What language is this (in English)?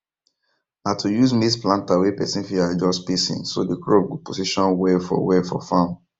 Nigerian Pidgin